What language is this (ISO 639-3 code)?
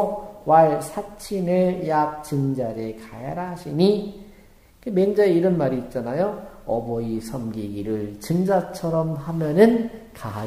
kor